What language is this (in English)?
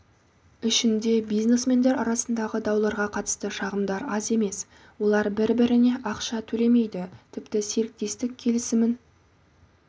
Kazakh